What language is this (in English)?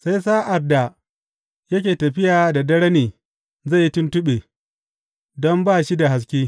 Hausa